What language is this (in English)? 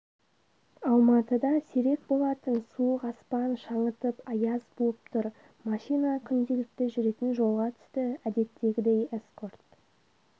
Kazakh